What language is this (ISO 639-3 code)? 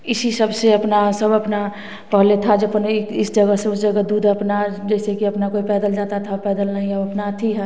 hin